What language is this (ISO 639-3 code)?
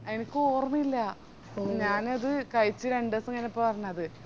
mal